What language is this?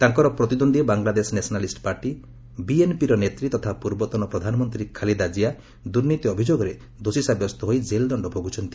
Odia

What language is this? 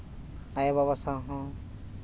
Santali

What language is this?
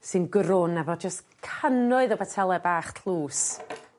Welsh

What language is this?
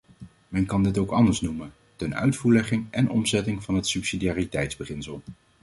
Dutch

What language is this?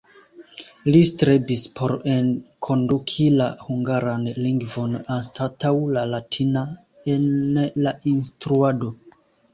Esperanto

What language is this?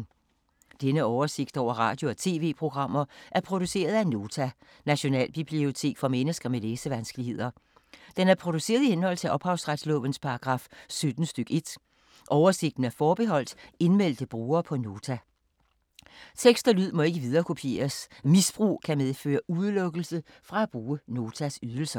Danish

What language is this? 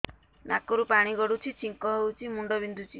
Odia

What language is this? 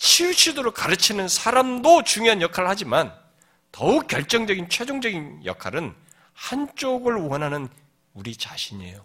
Korean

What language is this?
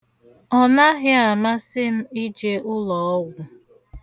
Igbo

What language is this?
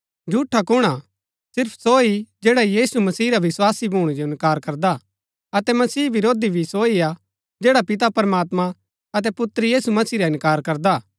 Gaddi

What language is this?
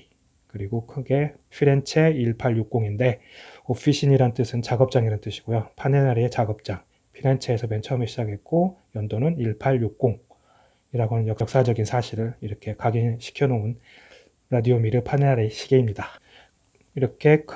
Korean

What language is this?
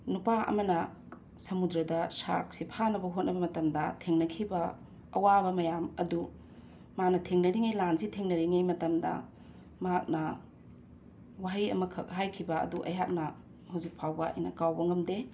Manipuri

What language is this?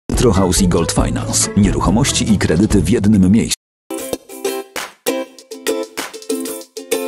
Polish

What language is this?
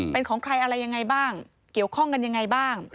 Thai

